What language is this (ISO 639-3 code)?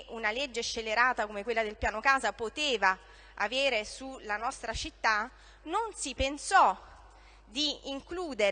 ita